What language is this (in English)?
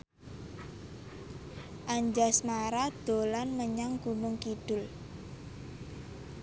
Javanese